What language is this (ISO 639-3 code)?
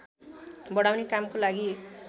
nep